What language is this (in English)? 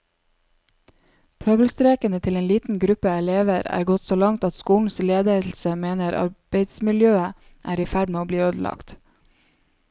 Norwegian